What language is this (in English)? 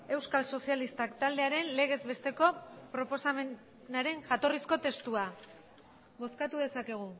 Basque